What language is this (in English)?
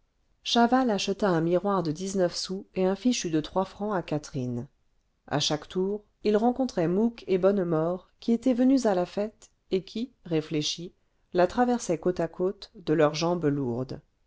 French